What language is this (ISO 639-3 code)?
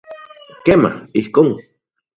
ncx